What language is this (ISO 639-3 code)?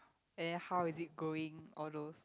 eng